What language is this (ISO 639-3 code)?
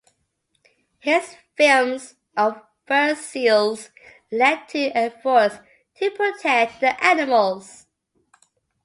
eng